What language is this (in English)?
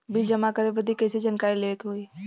Bhojpuri